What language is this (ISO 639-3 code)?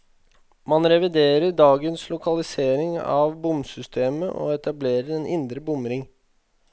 nor